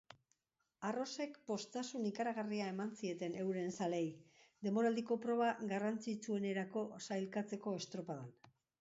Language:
Basque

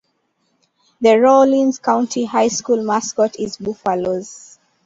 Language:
English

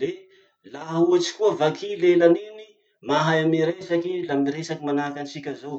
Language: Masikoro Malagasy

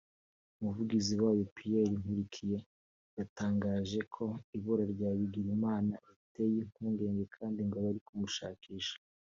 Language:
Kinyarwanda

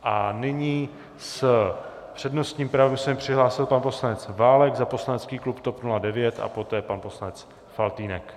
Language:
Czech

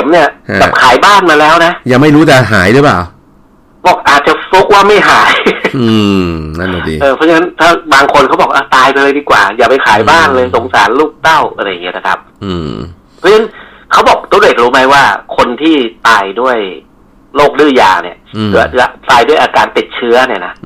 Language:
Thai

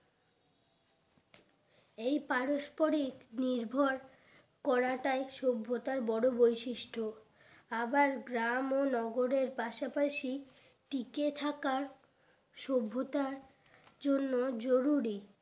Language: Bangla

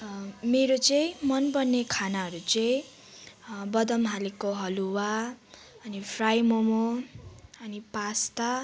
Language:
Nepali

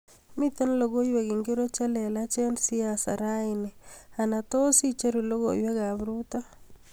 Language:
Kalenjin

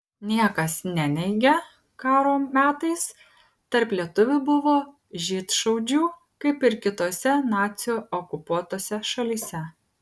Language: Lithuanian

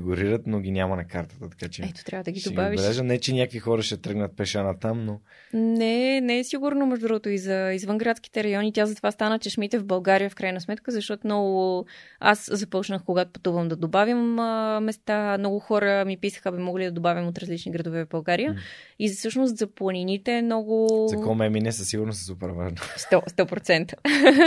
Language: Bulgarian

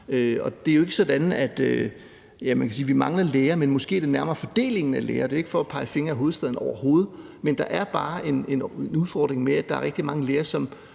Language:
Danish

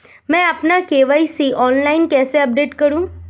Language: Hindi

